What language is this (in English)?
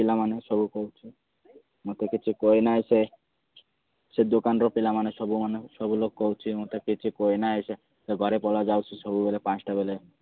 Odia